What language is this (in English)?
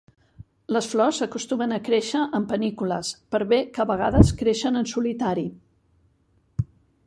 Catalan